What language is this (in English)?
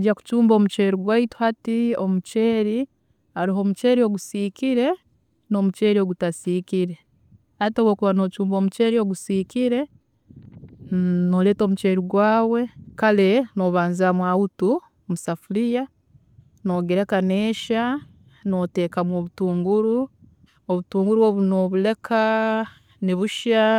Tooro